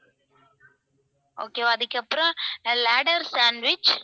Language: Tamil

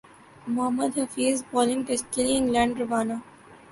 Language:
Urdu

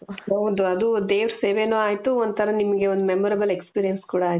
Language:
Kannada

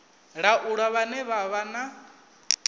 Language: Venda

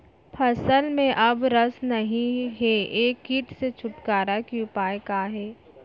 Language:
Chhattisgarhi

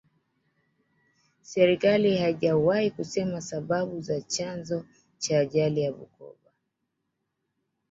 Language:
Swahili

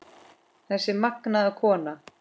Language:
Icelandic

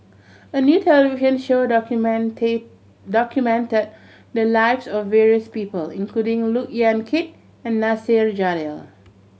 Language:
English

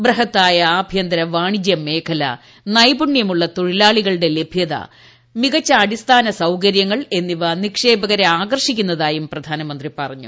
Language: Malayalam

